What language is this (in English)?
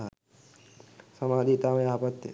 Sinhala